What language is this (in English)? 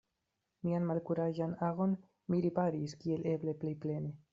Esperanto